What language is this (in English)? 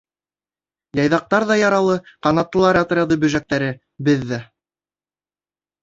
Bashkir